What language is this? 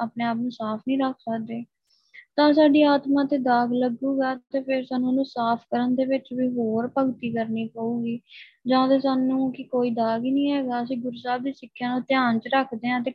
Punjabi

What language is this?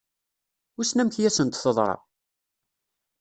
Kabyle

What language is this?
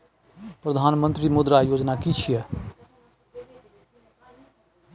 Maithili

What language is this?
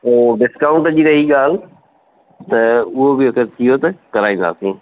Sindhi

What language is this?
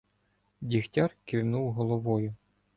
Ukrainian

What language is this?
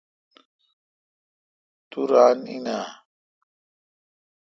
Kalkoti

